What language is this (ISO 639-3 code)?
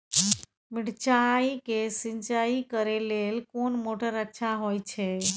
mai